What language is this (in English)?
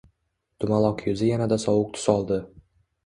Uzbek